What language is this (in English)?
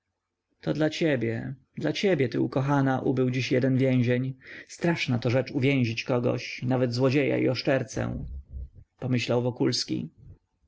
Polish